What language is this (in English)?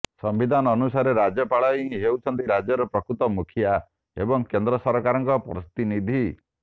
Odia